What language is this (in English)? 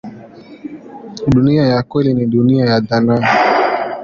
Swahili